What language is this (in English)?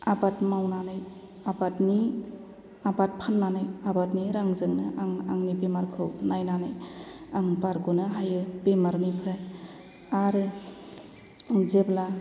Bodo